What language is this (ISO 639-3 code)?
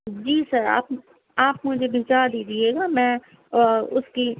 urd